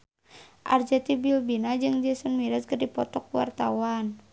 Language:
Sundanese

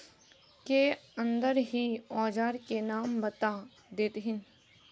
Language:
Magahi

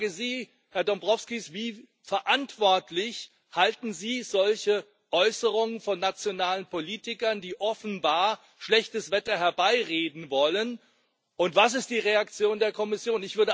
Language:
German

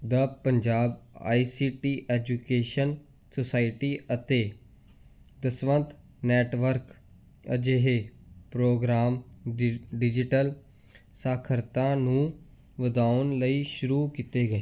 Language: Punjabi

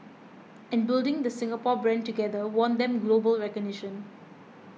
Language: English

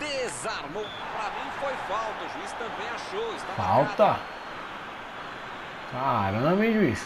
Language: Portuguese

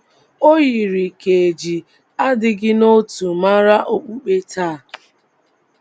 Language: Igbo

